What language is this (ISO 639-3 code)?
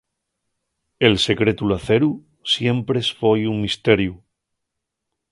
ast